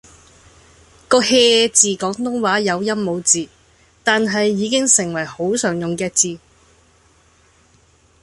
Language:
Cantonese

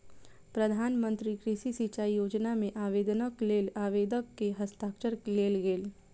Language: Maithili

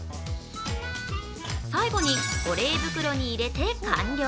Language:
Japanese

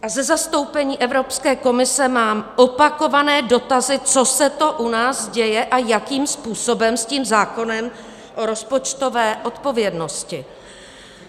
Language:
Czech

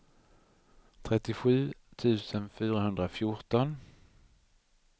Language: Swedish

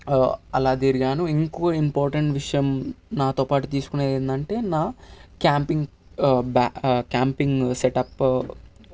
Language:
Telugu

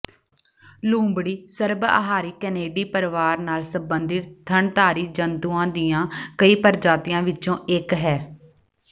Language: Punjabi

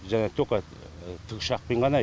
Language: Kazakh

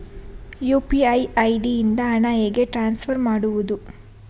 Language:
Kannada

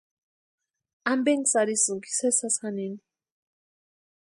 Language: Western Highland Purepecha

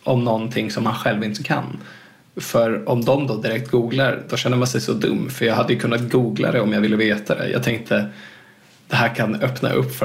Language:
Swedish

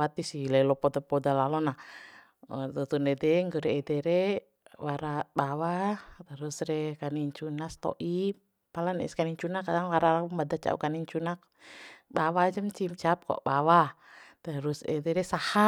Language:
Bima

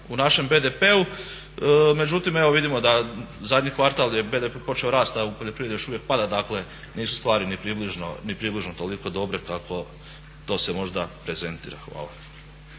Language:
Croatian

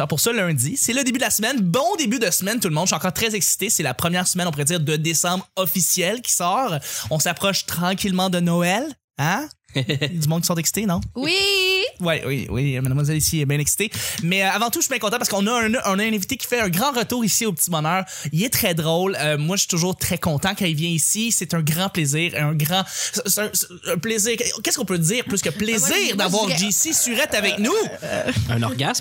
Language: French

